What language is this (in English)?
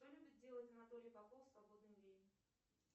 Russian